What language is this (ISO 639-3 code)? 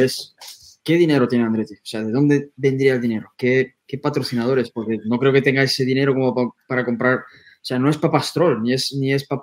spa